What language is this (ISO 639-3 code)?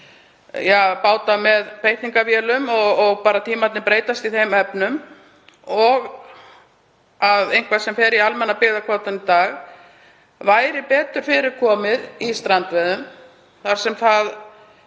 isl